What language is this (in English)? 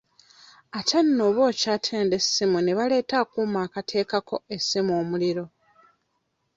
Ganda